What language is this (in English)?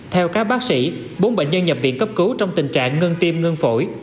Vietnamese